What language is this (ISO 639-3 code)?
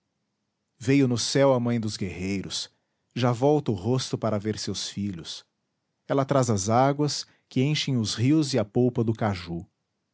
por